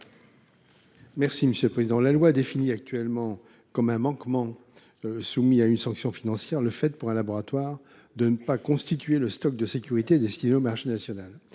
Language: French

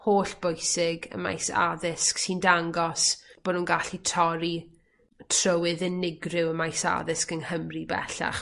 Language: Welsh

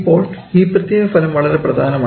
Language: Malayalam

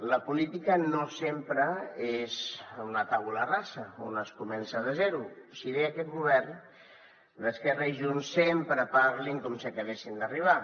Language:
Catalan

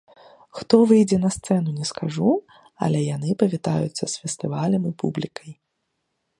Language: Belarusian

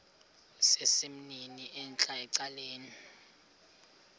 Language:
Xhosa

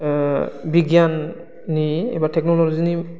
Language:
Bodo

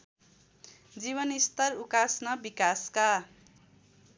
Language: Nepali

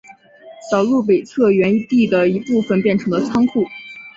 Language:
Chinese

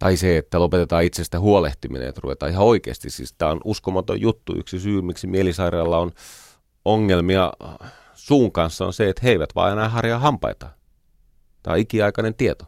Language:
Finnish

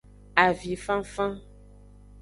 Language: Aja (Benin)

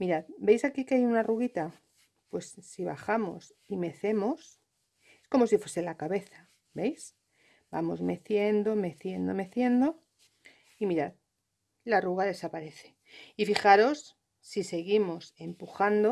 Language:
Spanish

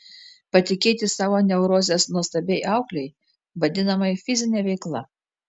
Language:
Lithuanian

